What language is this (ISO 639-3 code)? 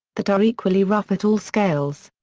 eng